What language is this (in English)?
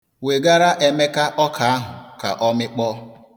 Igbo